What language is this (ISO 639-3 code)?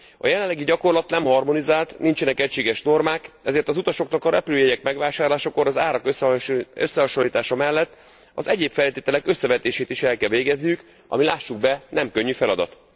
hun